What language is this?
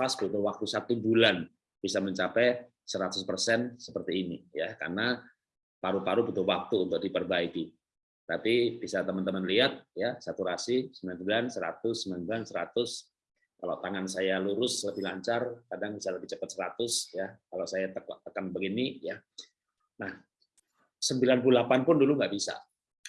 Indonesian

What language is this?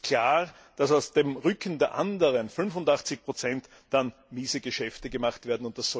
German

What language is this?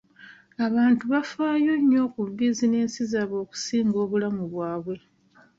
Ganda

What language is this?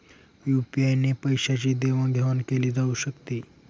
Marathi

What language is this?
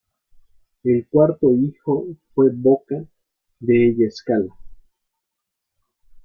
Spanish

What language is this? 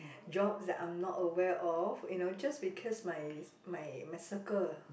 English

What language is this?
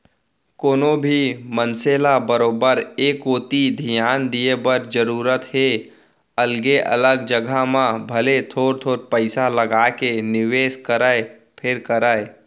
Chhattisgarhi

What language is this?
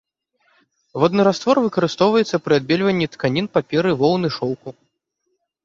Belarusian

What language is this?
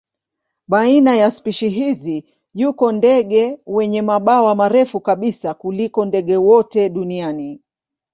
Swahili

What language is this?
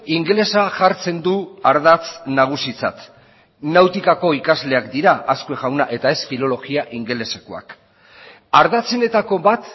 Basque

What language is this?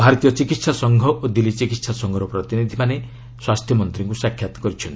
Odia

